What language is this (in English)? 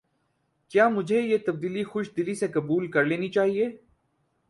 Urdu